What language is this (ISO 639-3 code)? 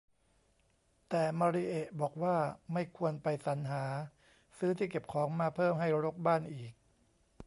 tha